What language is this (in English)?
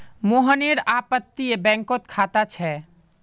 Magahi